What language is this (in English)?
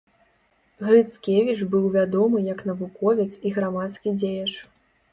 Belarusian